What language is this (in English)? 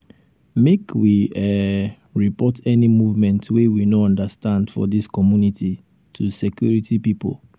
Nigerian Pidgin